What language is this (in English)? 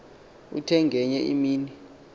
Xhosa